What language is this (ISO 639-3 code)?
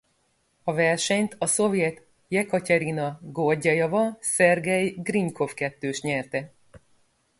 hun